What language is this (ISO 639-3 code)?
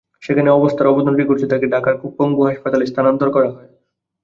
ben